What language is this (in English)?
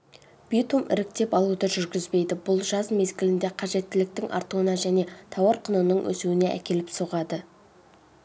Kazakh